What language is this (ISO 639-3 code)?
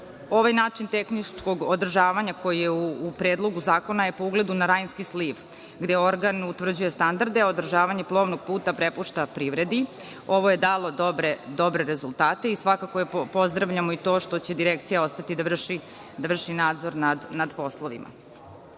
srp